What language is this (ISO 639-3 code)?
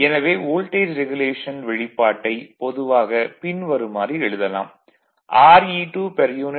tam